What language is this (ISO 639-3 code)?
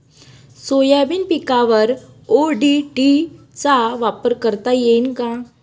mar